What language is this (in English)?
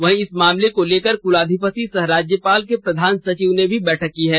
Hindi